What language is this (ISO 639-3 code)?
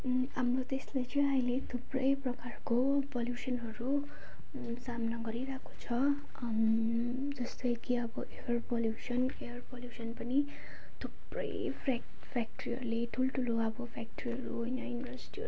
nep